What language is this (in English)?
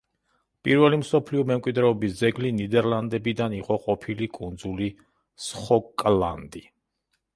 Georgian